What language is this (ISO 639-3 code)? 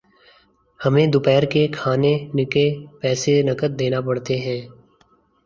urd